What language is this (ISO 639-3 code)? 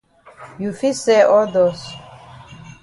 wes